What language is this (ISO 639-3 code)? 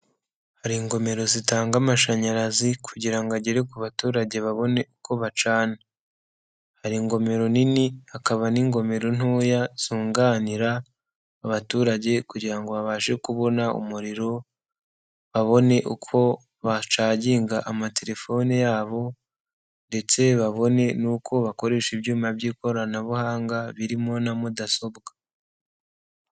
kin